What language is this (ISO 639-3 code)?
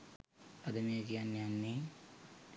sin